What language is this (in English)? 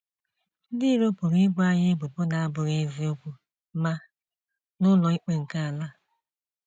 Igbo